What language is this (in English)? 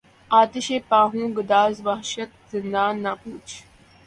Urdu